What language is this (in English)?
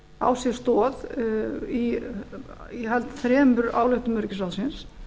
Icelandic